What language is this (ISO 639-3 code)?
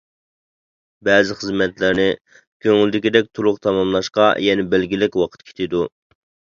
uig